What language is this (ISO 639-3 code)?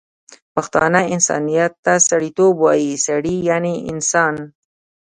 pus